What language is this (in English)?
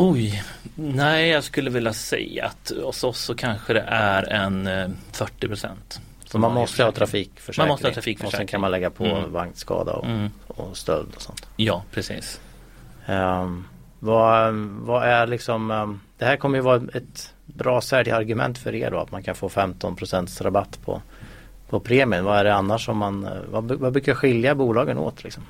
Swedish